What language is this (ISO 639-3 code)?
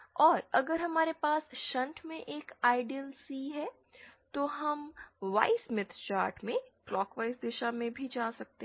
hin